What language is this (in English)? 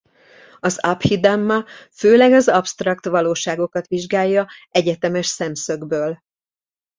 Hungarian